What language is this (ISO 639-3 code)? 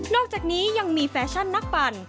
tha